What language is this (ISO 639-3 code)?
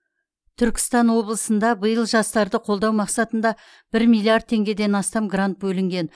kaz